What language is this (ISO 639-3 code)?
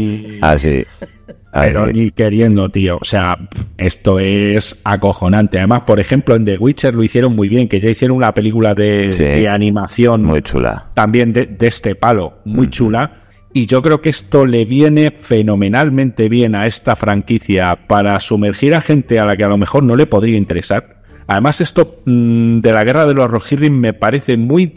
spa